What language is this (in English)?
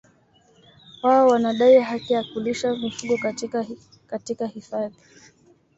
Swahili